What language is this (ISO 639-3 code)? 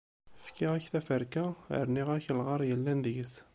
kab